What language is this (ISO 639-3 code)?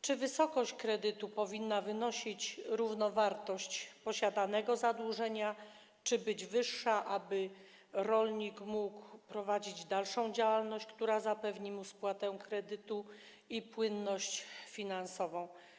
pol